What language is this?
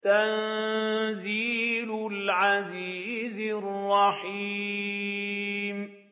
Arabic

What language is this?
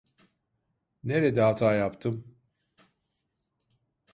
Turkish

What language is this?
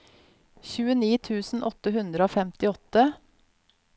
Norwegian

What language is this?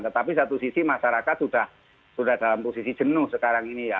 Indonesian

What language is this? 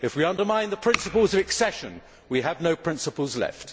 English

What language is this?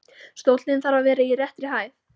Icelandic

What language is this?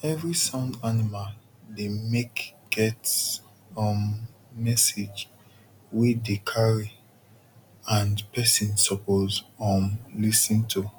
Nigerian Pidgin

